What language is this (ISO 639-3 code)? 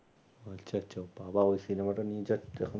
ben